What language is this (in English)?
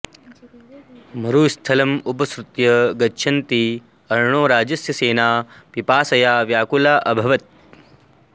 Sanskrit